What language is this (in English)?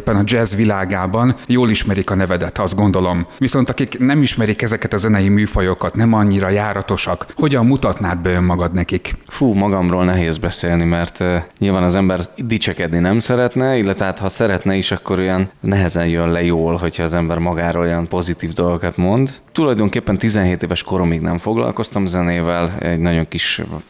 Hungarian